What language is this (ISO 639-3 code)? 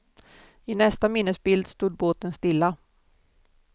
swe